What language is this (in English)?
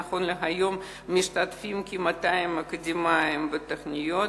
Hebrew